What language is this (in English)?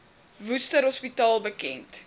Afrikaans